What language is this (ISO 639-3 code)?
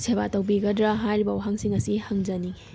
mni